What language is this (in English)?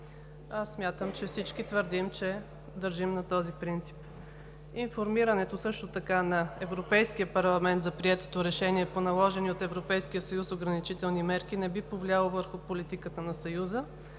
Bulgarian